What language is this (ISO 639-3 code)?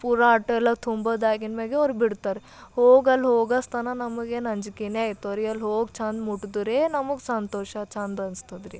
kan